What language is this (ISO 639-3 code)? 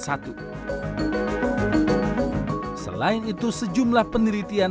ind